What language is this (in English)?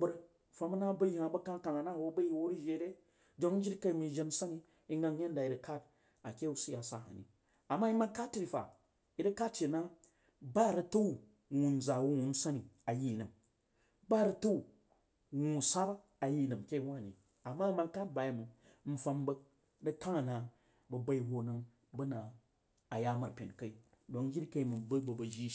Jiba